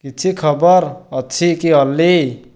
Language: Odia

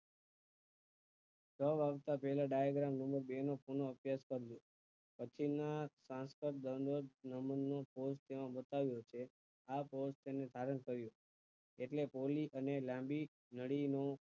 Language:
Gujarati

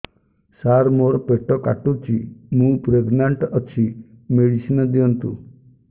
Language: Odia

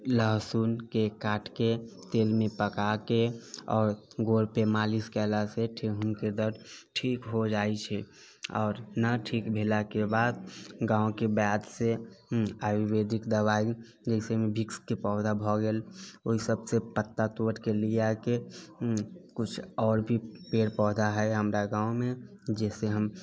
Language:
Maithili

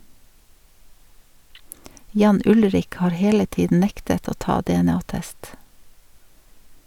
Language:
Norwegian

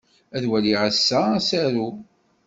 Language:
Kabyle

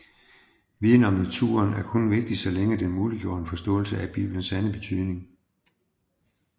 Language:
Danish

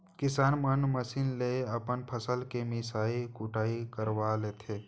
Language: Chhattisgarhi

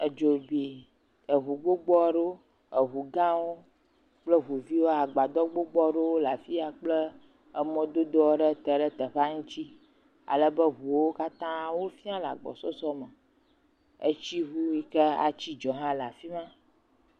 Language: Ewe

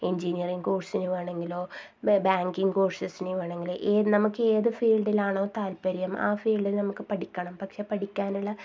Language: Malayalam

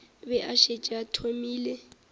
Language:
Northern Sotho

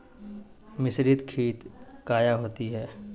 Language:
Magahi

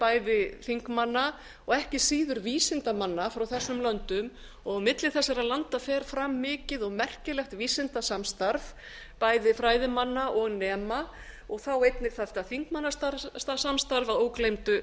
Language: Icelandic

